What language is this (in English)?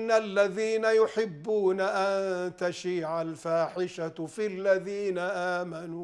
Arabic